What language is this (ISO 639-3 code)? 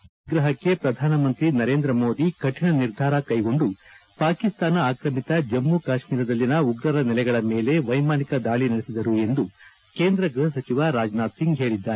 kan